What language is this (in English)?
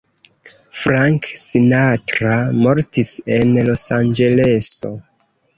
Esperanto